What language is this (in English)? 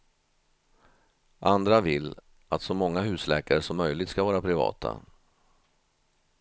Swedish